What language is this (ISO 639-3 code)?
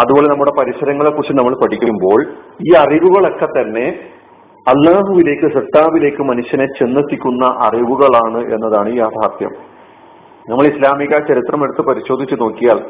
mal